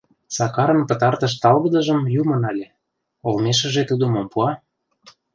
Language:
Mari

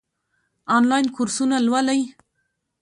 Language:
Pashto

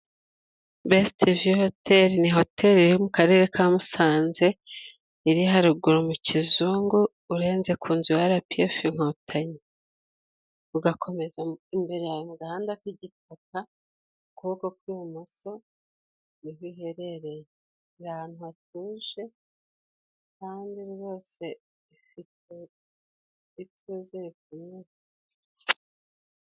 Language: Kinyarwanda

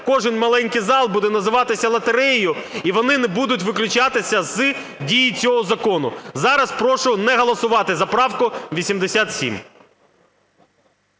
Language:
Ukrainian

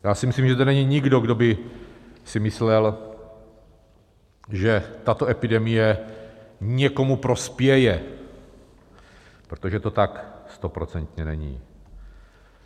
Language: Czech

